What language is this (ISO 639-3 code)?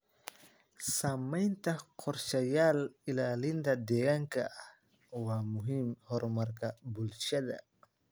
som